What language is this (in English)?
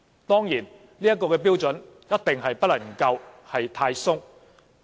Cantonese